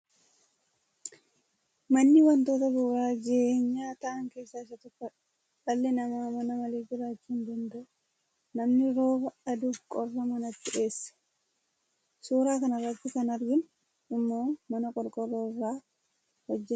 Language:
Oromo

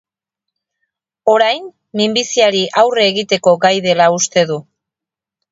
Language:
Basque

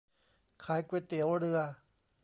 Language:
Thai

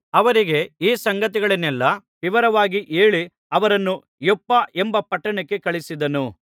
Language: Kannada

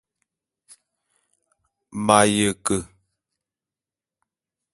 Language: Bulu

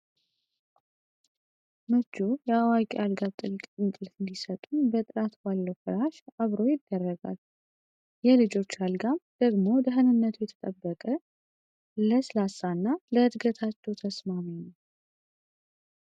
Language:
Amharic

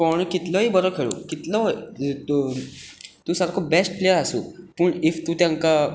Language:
Konkani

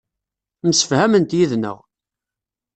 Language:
Kabyle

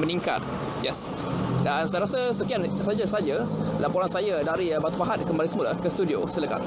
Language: Malay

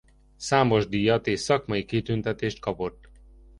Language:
Hungarian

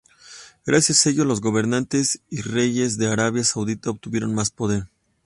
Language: Spanish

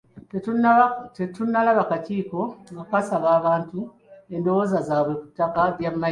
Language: Ganda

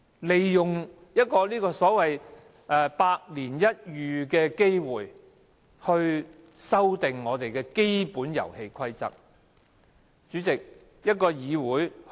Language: Cantonese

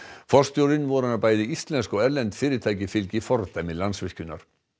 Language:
Icelandic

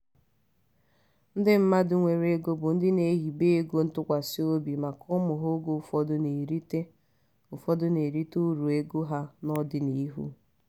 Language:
Igbo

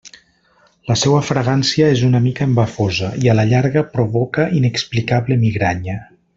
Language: Catalan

